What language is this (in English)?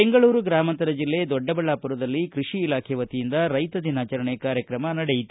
Kannada